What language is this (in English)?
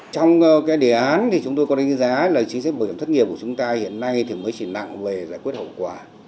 Vietnamese